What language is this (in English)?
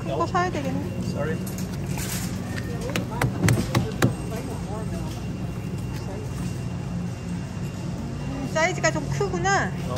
Korean